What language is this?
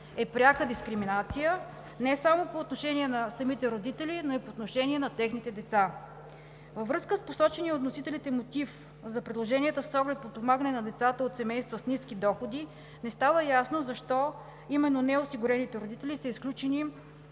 Bulgarian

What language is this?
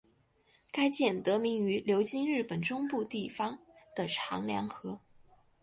Chinese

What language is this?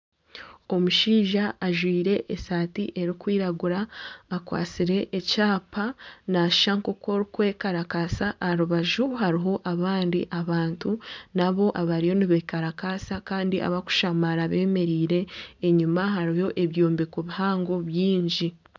Nyankole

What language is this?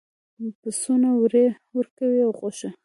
Pashto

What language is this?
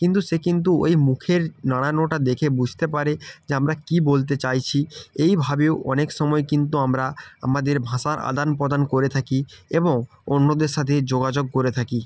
Bangla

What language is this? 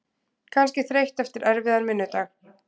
Icelandic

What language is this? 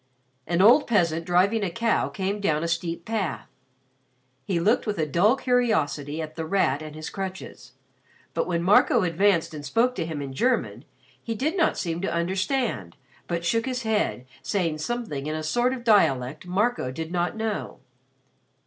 English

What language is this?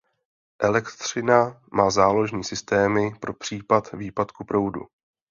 Czech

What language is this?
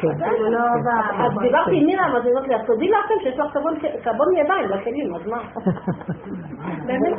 Hebrew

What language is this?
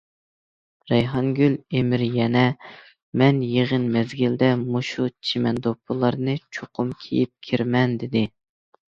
Uyghur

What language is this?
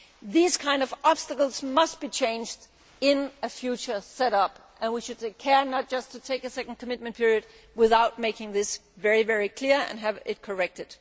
English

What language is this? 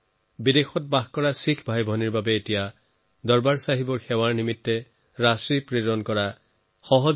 Assamese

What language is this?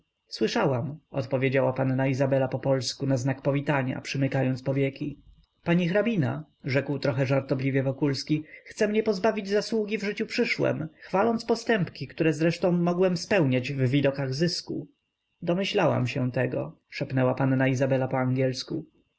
Polish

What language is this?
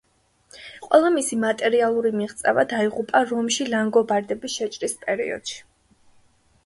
Georgian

